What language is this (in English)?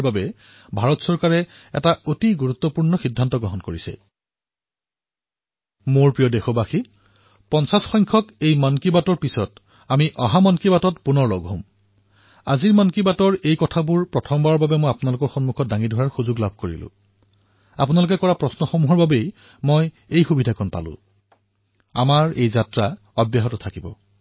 Assamese